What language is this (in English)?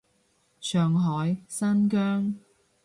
Cantonese